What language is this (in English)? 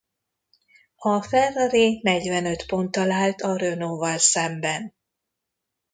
Hungarian